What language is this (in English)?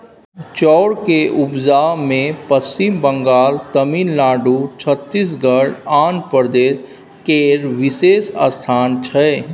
Maithili